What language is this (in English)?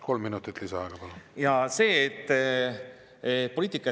Estonian